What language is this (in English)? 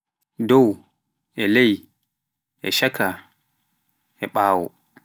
Pular